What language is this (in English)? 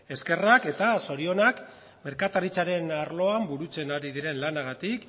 Basque